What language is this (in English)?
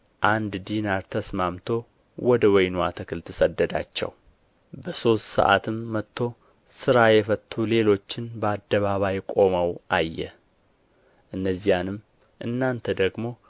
Amharic